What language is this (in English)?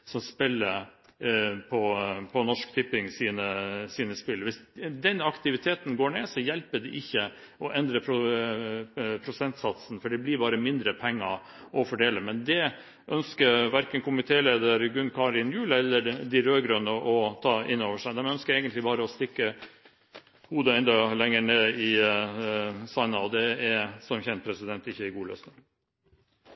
Norwegian Bokmål